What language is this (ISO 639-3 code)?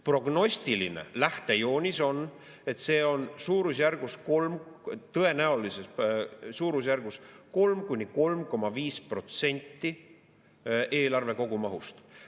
est